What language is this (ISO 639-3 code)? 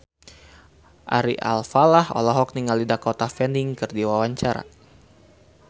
sun